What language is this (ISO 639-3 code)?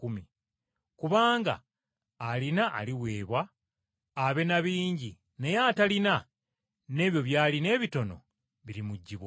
lug